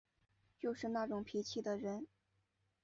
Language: Chinese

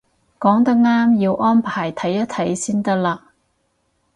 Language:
Cantonese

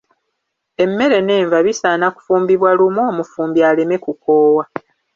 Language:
Ganda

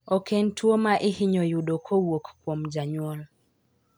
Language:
Luo (Kenya and Tanzania)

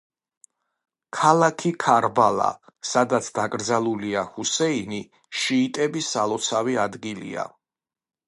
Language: Georgian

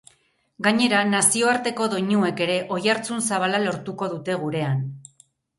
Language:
Basque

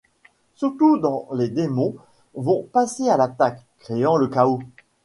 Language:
French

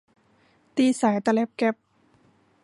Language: Thai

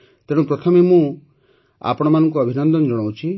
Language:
Odia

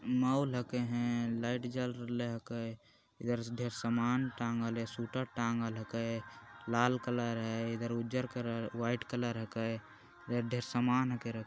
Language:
Magahi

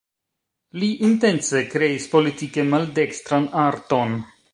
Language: Esperanto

